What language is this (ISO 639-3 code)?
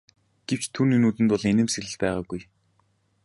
mon